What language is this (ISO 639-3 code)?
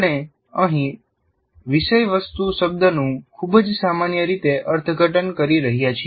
guj